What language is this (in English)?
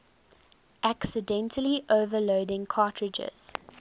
English